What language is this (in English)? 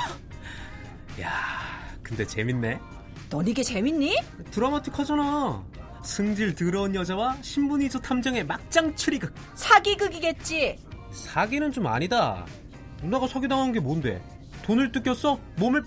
Korean